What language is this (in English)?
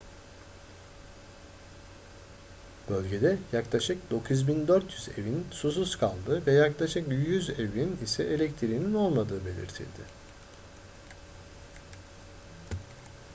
Turkish